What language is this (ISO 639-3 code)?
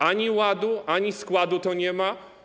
pol